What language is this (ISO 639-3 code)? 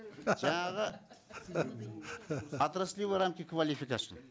kaz